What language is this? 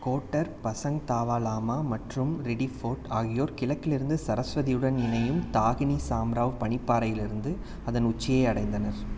Tamil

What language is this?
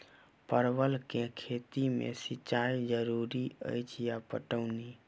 Maithili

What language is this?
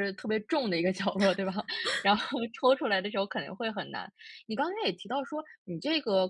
Chinese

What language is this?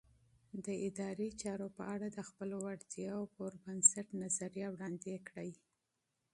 Pashto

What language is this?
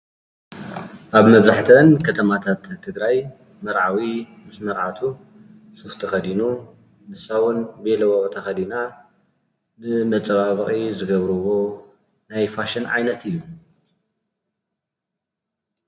Tigrinya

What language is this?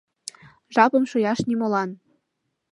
Mari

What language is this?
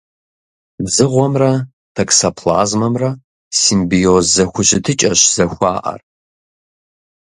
Kabardian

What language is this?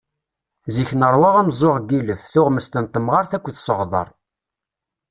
Kabyle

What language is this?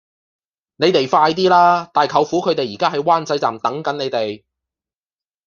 Cantonese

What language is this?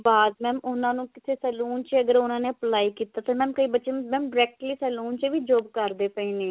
Punjabi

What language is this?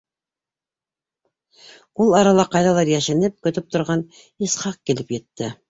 Bashkir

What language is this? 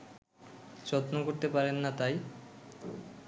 Bangla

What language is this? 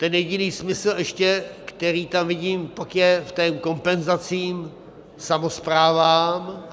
Czech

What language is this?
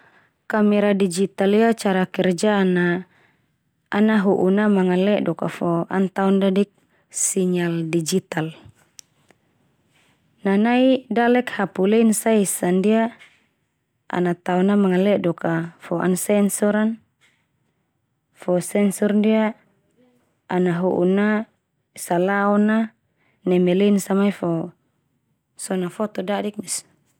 Termanu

